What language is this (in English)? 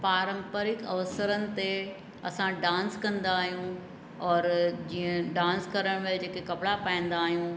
Sindhi